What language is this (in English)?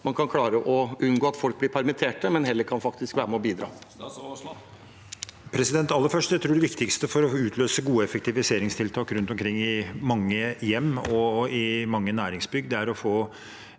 Norwegian